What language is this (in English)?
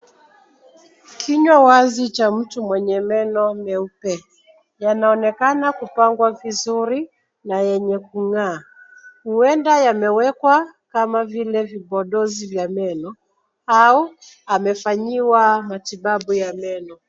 Swahili